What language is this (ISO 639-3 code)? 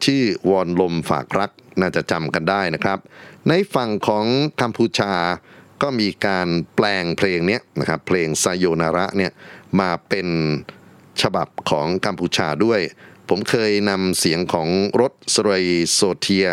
tha